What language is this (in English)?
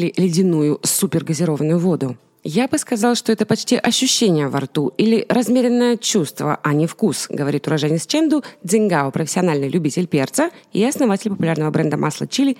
Russian